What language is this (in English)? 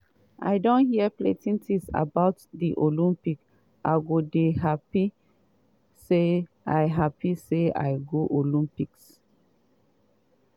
Nigerian Pidgin